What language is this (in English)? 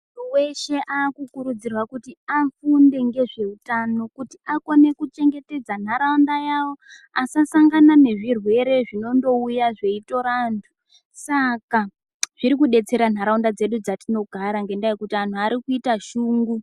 Ndau